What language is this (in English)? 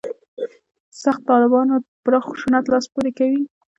Pashto